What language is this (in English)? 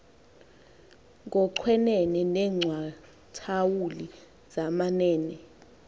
Xhosa